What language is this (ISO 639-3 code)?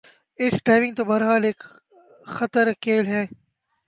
urd